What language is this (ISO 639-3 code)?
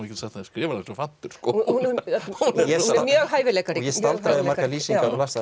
isl